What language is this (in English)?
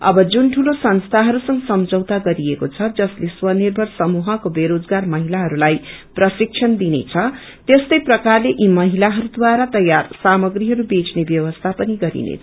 Nepali